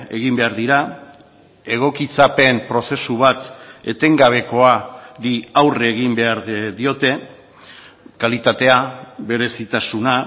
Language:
Basque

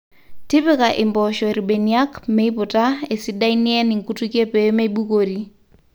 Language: Masai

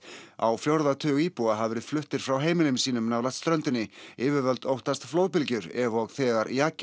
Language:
Icelandic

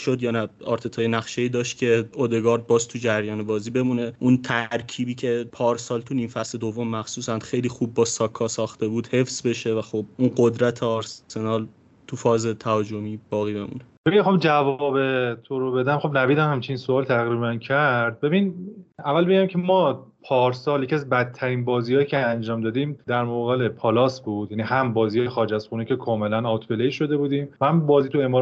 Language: Persian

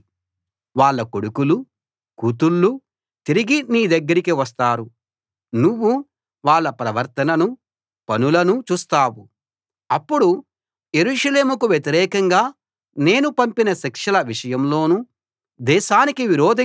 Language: Telugu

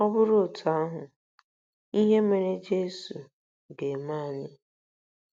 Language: Igbo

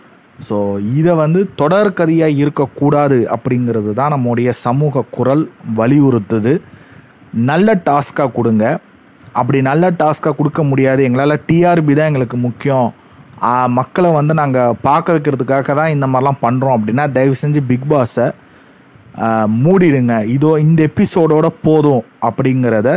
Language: Tamil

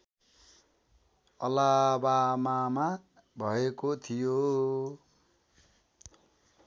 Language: Nepali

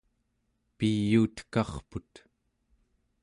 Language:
Central Yupik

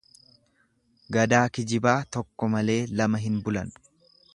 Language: Oromo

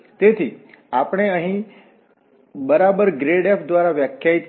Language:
Gujarati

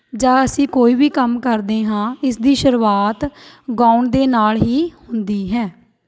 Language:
Punjabi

